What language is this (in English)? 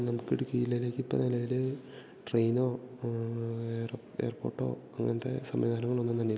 Malayalam